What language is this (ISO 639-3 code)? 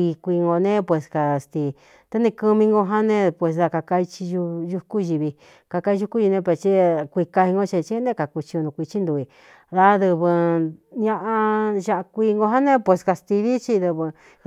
xtu